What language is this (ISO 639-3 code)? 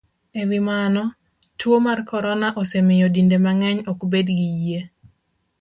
luo